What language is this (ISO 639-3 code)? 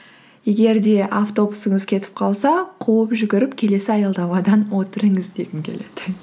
kaz